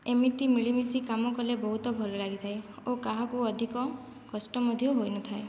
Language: Odia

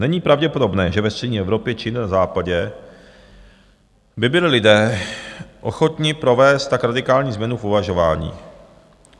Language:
Czech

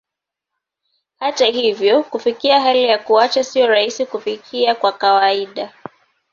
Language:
Swahili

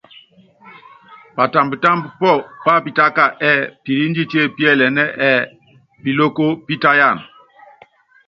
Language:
Yangben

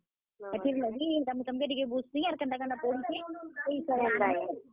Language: Odia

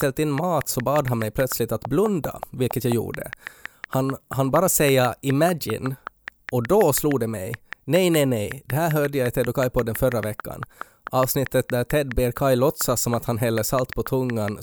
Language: Swedish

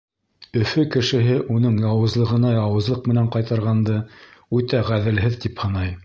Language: Bashkir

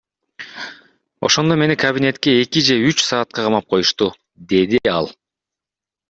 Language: Kyrgyz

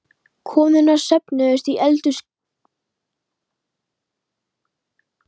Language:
Icelandic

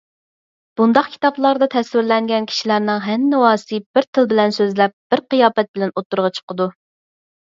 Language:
Uyghur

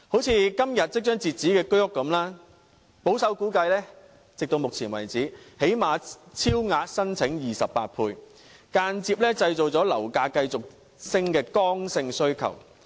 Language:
Cantonese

